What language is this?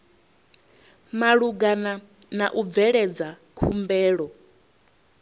Venda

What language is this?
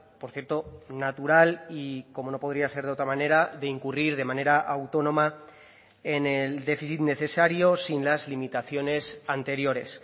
Spanish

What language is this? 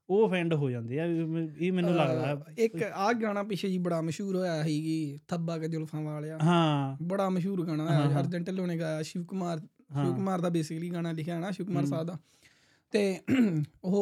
Punjabi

